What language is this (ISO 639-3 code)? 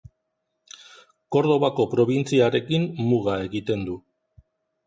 eus